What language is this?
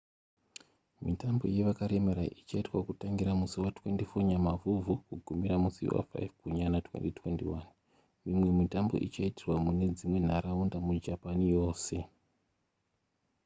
Shona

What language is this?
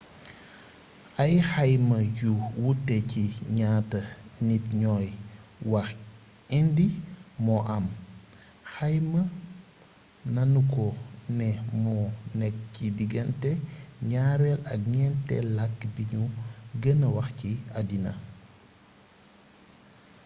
Wolof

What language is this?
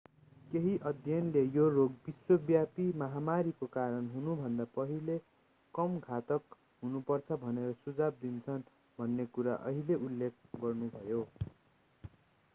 Nepali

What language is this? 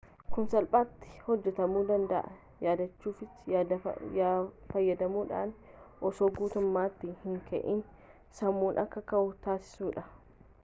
Oromo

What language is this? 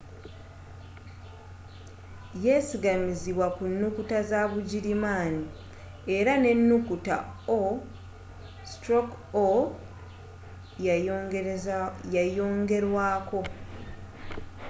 Ganda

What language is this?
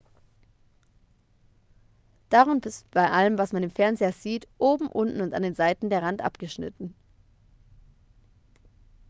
German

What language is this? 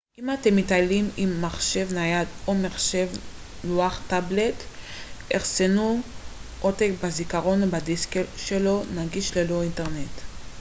Hebrew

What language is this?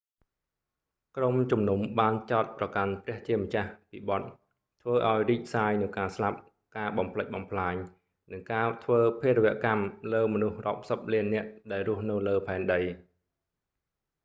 Khmer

